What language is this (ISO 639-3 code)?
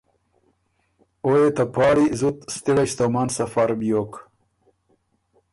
oru